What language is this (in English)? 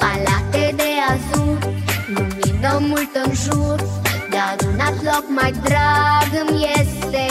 Romanian